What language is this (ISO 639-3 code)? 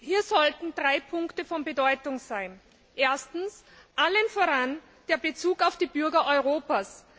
deu